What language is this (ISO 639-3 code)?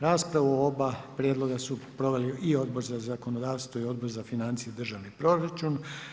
hrv